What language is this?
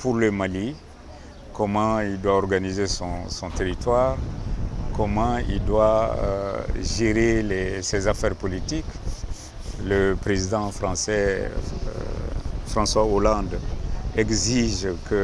French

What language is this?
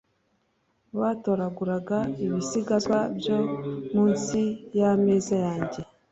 Kinyarwanda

